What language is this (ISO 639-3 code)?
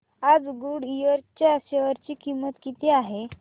mar